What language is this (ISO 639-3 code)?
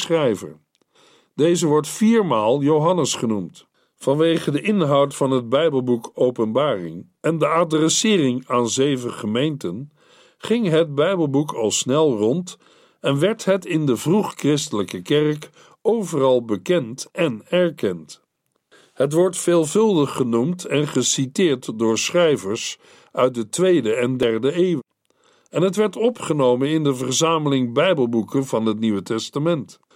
nld